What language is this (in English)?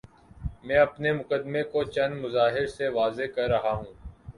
Urdu